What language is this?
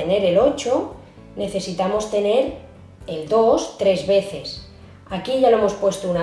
Spanish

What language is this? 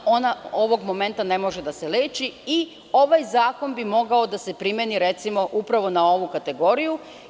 Serbian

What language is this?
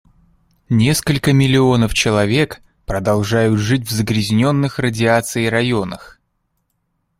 Russian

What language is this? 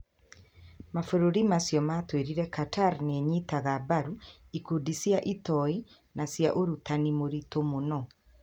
Kikuyu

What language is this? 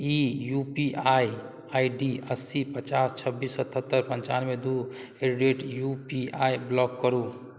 Maithili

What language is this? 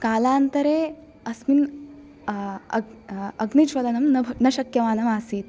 Sanskrit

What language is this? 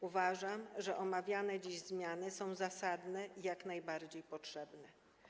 Polish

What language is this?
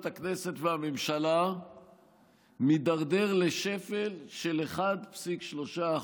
Hebrew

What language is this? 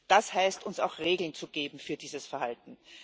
German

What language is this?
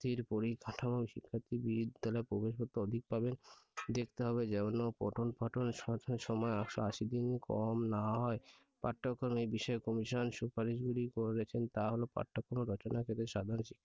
Bangla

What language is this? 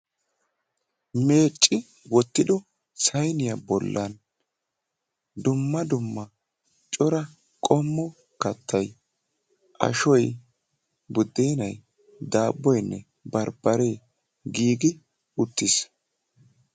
Wolaytta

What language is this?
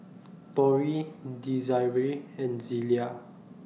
English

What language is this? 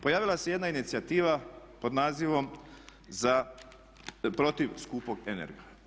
Croatian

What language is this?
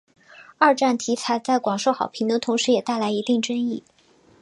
Chinese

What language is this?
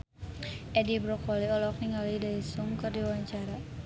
Sundanese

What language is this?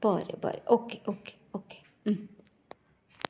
Konkani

